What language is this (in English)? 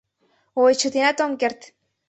Mari